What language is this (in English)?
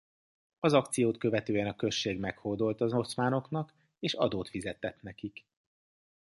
Hungarian